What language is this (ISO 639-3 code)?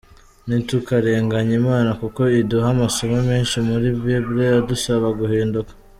kin